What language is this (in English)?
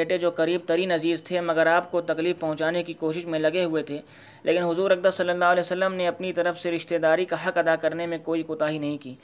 Urdu